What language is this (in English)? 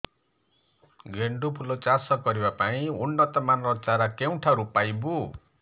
Odia